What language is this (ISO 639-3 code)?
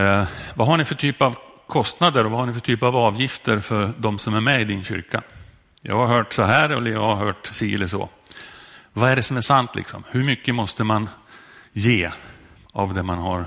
swe